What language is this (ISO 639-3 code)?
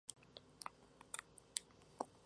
spa